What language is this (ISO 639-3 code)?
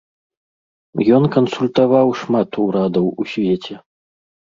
bel